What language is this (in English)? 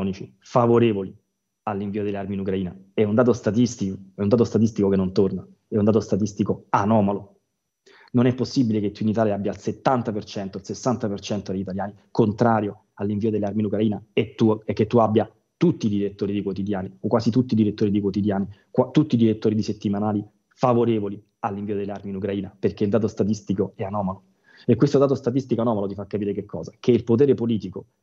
Italian